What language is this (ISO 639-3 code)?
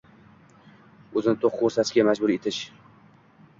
uzb